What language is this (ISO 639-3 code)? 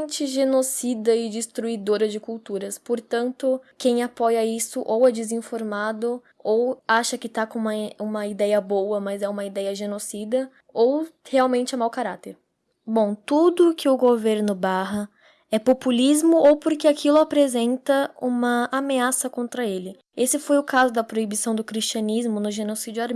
por